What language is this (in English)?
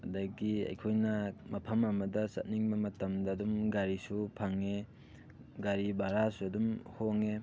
Manipuri